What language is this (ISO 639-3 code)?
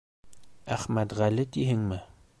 bak